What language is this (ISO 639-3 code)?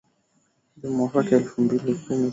swa